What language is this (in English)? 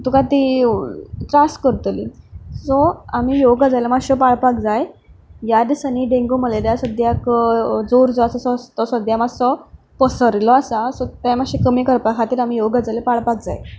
Konkani